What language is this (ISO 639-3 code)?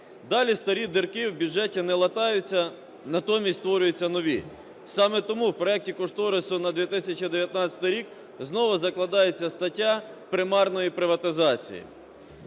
ukr